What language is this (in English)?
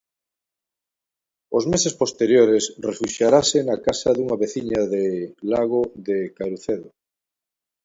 Galician